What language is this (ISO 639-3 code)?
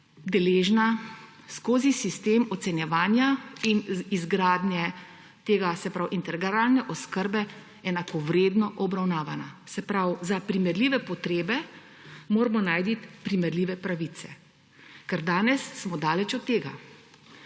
slv